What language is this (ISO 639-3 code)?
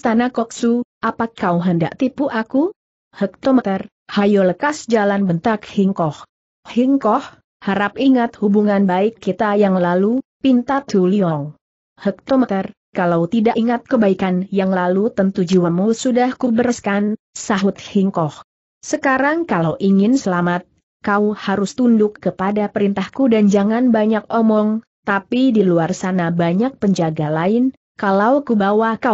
ind